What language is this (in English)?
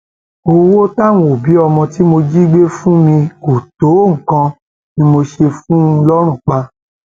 Yoruba